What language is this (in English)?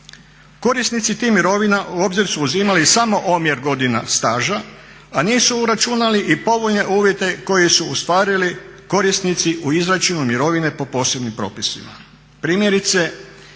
Croatian